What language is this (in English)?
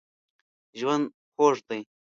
Pashto